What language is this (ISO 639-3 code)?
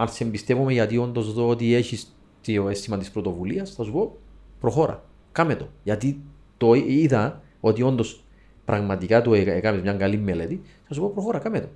ell